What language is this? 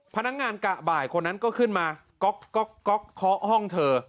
Thai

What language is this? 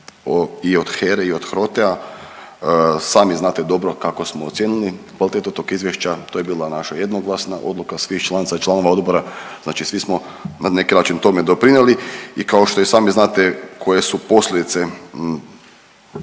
Croatian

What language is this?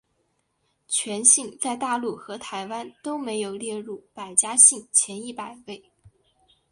Chinese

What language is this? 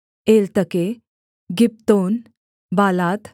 Hindi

